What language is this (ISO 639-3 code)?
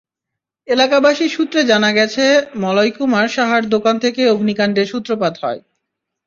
ben